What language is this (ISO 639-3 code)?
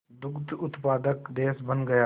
hin